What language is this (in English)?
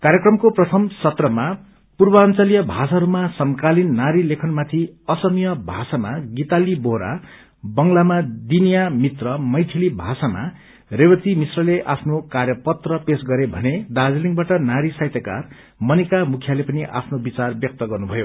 Nepali